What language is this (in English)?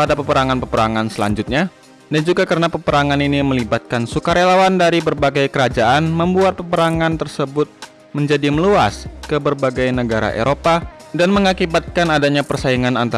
Indonesian